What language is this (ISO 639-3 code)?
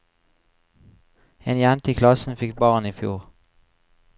nor